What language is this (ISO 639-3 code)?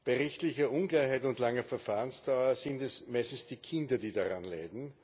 deu